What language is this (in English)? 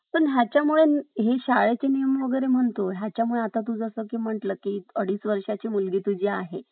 Marathi